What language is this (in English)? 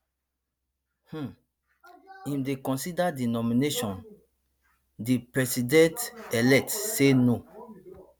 Nigerian Pidgin